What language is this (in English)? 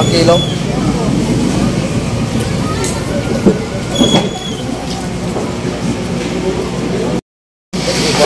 Filipino